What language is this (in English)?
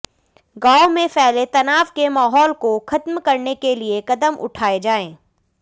Hindi